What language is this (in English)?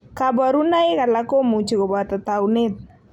Kalenjin